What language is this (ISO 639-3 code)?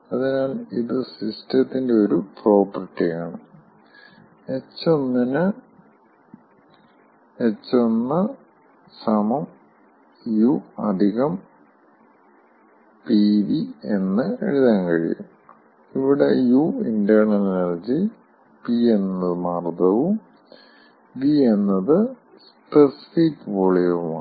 mal